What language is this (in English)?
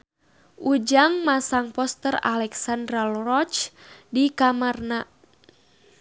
Sundanese